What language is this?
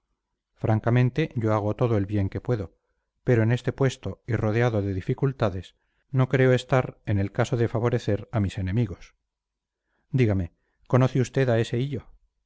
Spanish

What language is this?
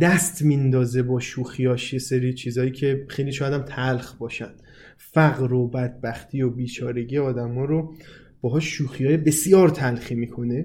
Persian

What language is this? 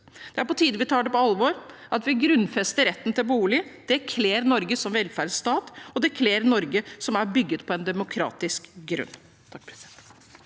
Norwegian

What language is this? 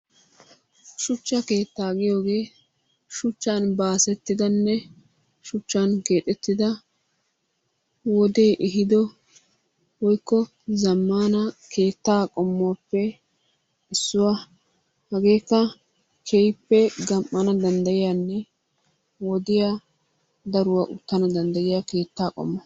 Wolaytta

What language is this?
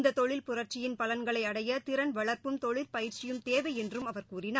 Tamil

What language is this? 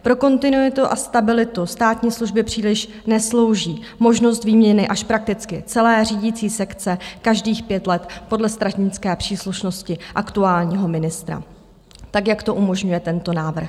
Czech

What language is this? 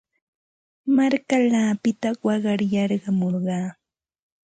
Santa Ana de Tusi Pasco Quechua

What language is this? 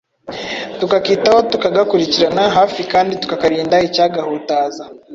Kinyarwanda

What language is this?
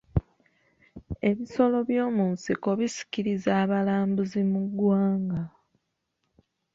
Ganda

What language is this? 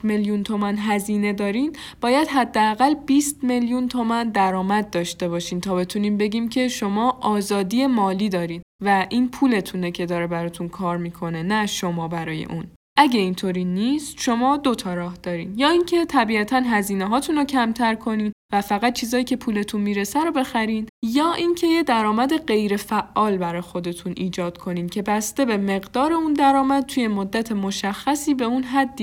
Persian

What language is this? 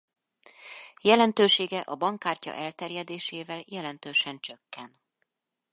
Hungarian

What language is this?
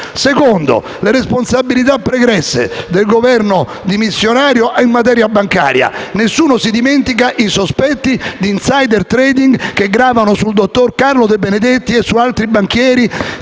Italian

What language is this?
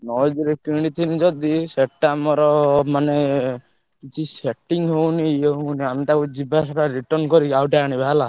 Odia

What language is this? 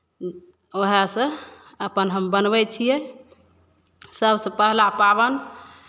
Maithili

